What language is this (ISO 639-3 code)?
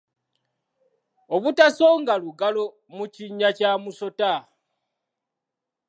lug